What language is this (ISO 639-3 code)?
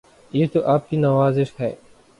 urd